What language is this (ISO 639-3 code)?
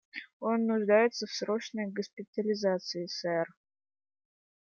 rus